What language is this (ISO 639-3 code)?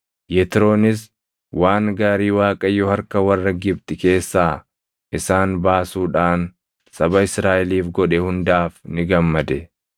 orm